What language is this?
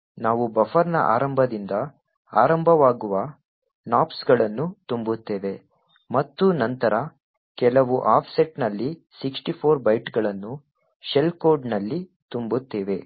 Kannada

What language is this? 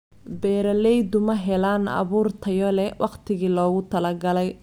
Somali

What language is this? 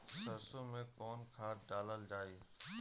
Bhojpuri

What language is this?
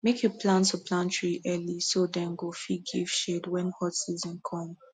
Nigerian Pidgin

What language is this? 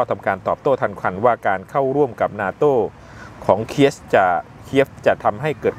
Thai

